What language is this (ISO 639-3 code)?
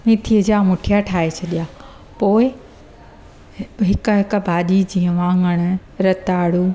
snd